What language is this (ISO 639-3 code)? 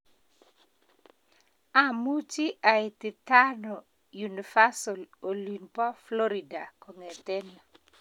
kln